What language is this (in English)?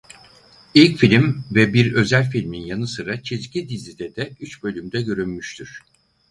Turkish